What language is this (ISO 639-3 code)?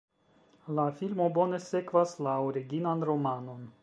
epo